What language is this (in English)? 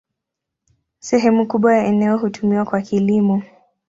Swahili